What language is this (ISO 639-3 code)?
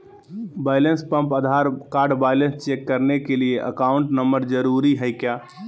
mag